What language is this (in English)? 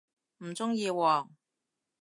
Cantonese